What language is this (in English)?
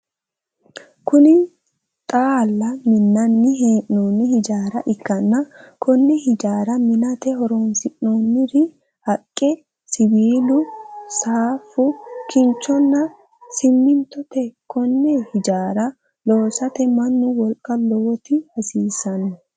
Sidamo